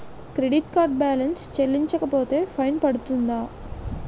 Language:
Telugu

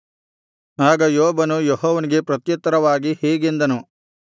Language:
Kannada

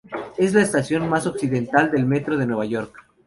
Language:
Spanish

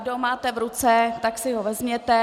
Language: Czech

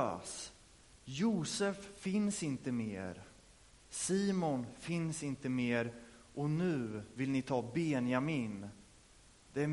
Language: Swedish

